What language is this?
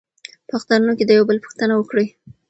Pashto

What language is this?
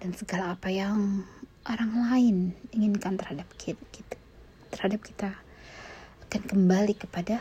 Indonesian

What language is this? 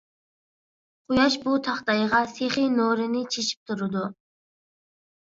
Uyghur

